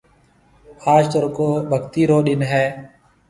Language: Marwari (Pakistan)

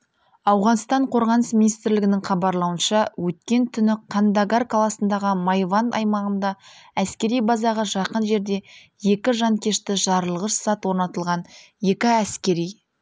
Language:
Kazakh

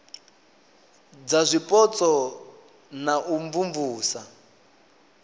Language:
Venda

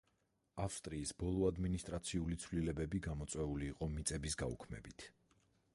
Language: Georgian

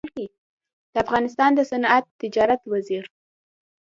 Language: Pashto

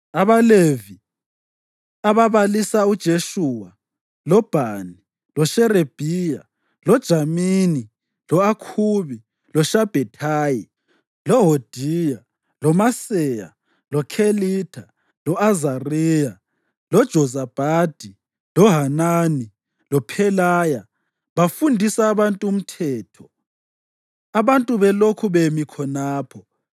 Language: North Ndebele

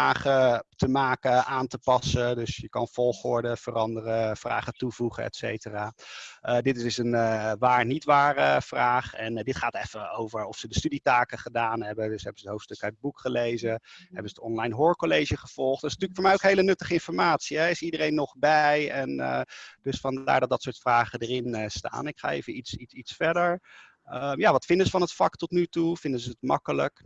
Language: Dutch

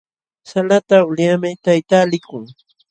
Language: Jauja Wanca Quechua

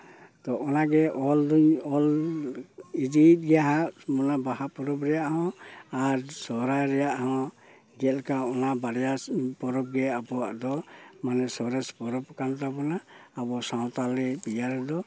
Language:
Santali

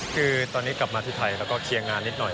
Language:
Thai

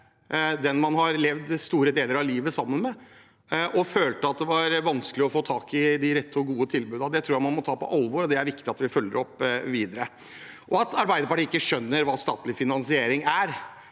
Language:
Norwegian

